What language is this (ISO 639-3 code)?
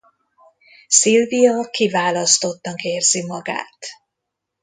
hun